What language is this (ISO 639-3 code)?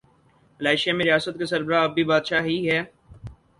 urd